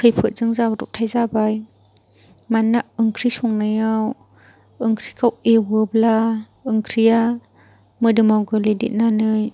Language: Bodo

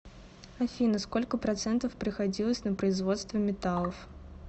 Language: Russian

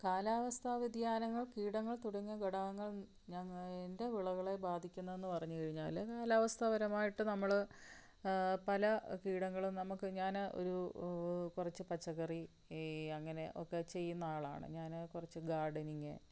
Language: Malayalam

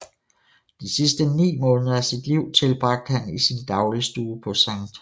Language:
Danish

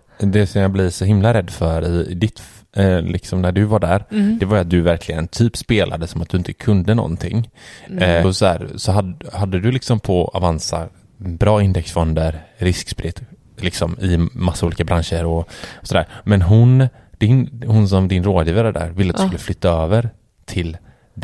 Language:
Swedish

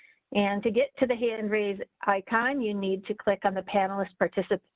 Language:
English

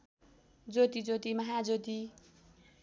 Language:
Nepali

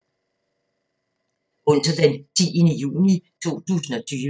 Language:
Danish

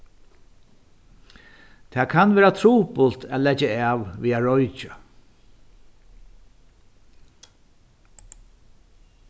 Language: Faroese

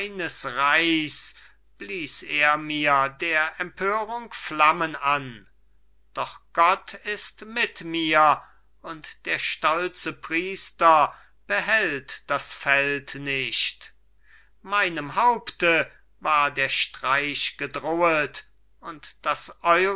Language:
German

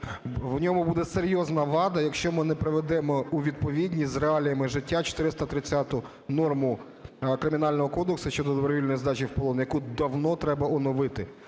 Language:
Ukrainian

